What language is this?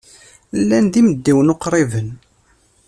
Kabyle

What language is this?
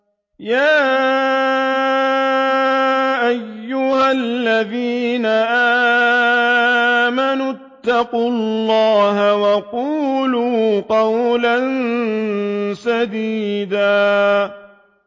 Arabic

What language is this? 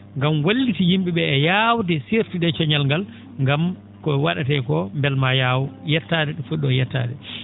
Fula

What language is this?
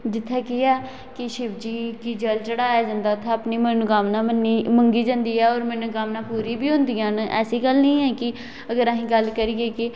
Dogri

